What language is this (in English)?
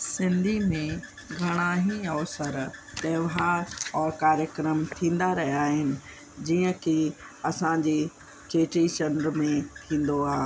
Sindhi